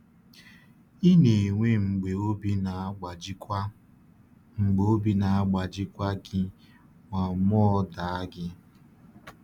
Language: Igbo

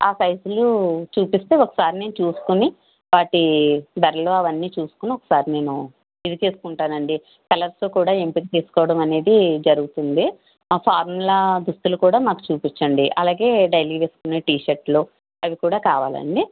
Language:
Telugu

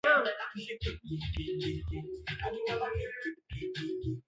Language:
Swahili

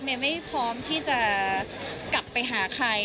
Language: Thai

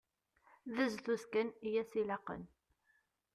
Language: Kabyle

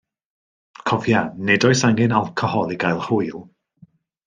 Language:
Welsh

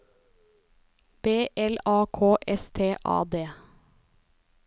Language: Norwegian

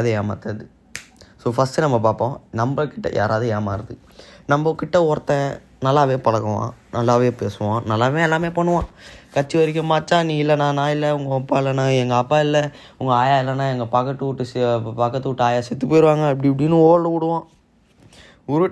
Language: Tamil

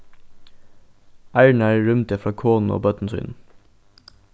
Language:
Faroese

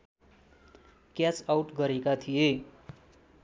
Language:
Nepali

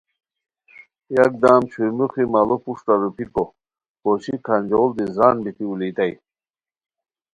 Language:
Khowar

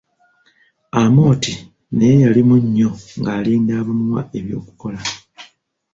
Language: Ganda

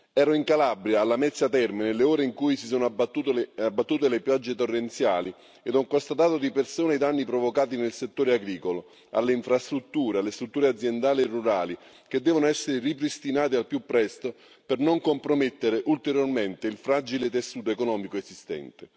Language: Italian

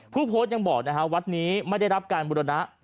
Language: Thai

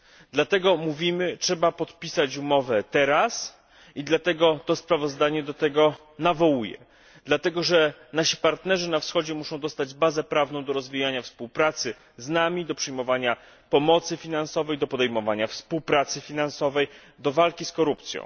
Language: Polish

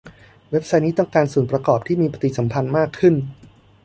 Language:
Thai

